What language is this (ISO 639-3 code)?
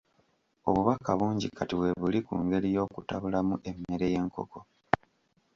lug